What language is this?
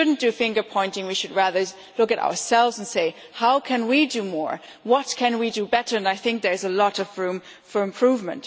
English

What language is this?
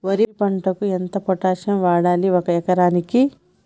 Telugu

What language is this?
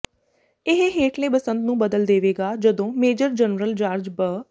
Punjabi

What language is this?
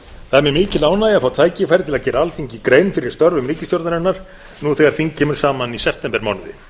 Icelandic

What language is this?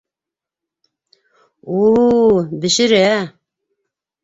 Bashkir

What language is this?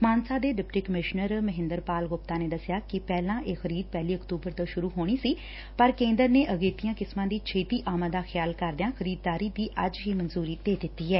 Punjabi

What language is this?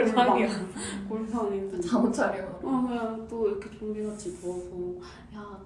Korean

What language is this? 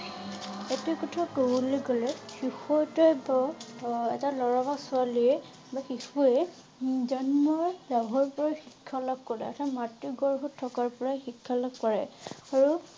Assamese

